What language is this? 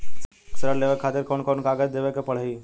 Bhojpuri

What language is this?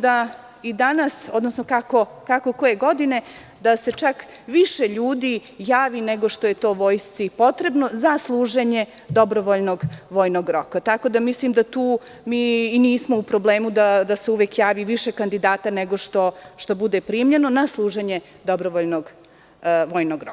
Serbian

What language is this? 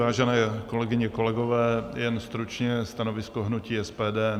Czech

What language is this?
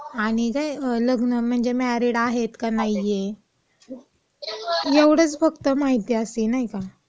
Marathi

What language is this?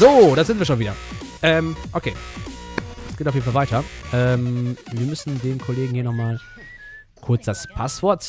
German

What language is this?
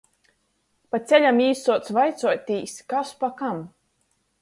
Latgalian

